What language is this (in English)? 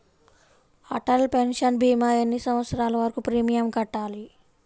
Telugu